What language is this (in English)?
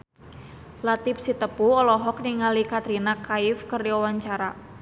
Sundanese